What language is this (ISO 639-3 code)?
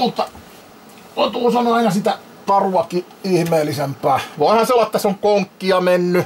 fin